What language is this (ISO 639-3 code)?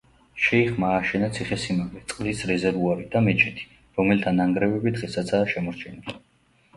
kat